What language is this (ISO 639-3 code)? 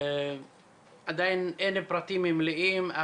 heb